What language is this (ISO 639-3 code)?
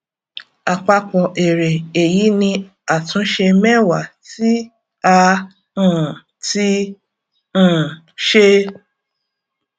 yor